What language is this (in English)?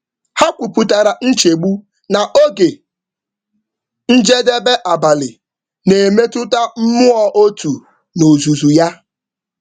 Igbo